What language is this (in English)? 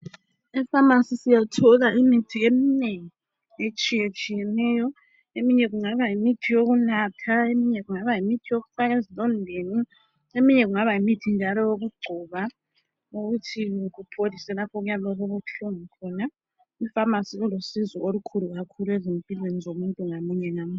North Ndebele